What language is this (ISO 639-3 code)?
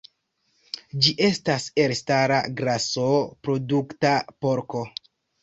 epo